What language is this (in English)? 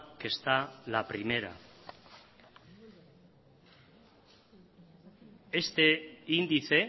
Spanish